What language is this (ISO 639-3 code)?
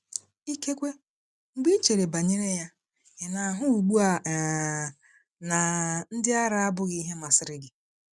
ibo